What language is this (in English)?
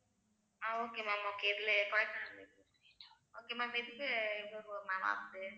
Tamil